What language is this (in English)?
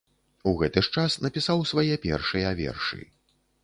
Belarusian